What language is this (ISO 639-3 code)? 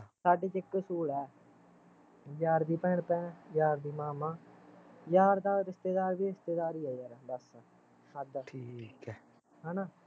pan